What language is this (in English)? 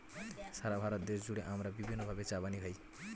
Bangla